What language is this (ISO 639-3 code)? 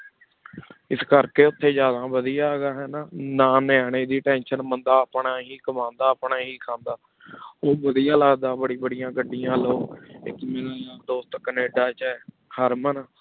pan